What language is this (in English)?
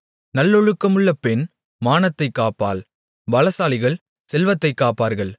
Tamil